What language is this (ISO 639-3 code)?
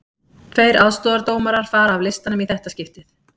isl